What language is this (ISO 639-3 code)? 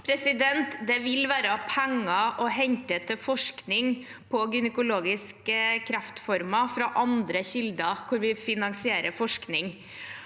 nor